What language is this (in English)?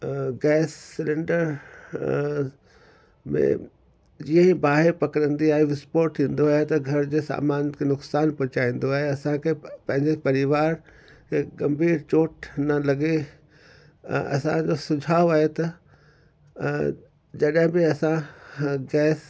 Sindhi